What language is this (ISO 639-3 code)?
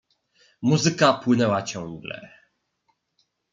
pol